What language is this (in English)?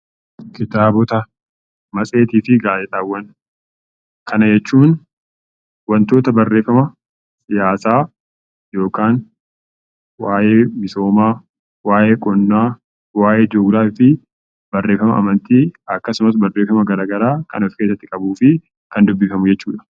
Oromo